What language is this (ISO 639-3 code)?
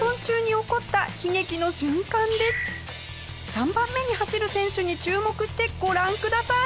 jpn